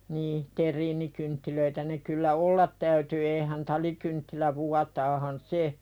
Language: Finnish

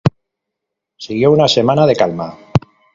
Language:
Spanish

